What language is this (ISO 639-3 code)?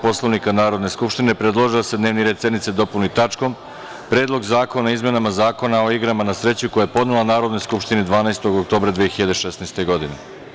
srp